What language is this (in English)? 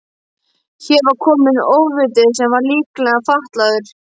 Icelandic